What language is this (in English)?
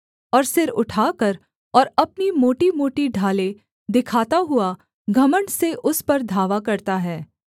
Hindi